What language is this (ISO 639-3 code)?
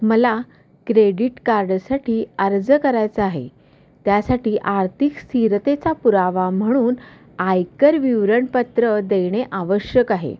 mar